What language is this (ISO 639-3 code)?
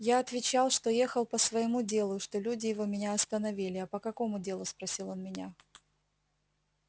rus